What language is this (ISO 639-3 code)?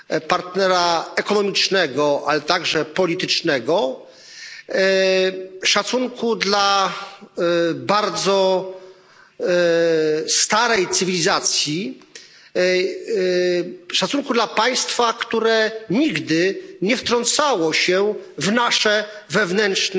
pol